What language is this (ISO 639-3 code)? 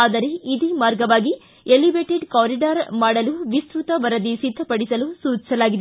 kan